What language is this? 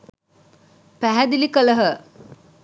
Sinhala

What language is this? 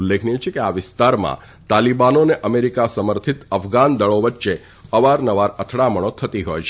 Gujarati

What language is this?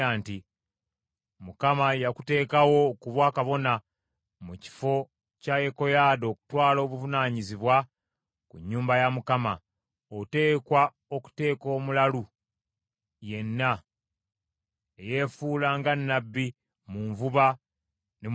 Ganda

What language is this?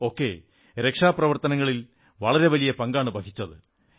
Malayalam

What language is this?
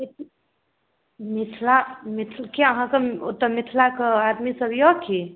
Maithili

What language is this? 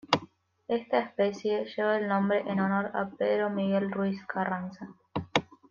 Spanish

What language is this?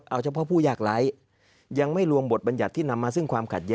Thai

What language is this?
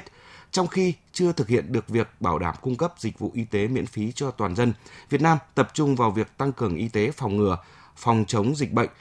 Vietnamese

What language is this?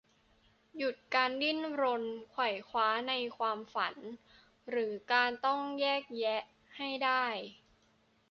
Thai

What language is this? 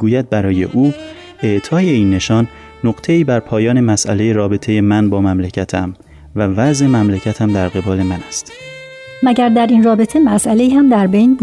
Persian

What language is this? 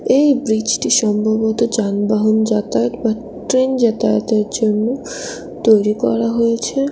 Bangla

